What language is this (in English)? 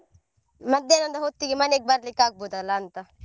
Kannada